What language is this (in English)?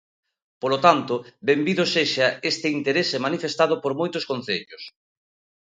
Galician